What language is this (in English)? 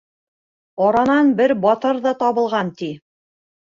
Bashkir